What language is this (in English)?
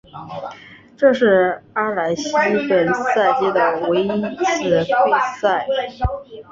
Chinese